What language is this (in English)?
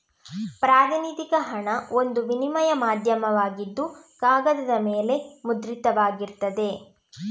Kannada